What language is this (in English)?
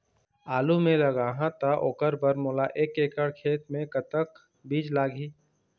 Chhattisgarhi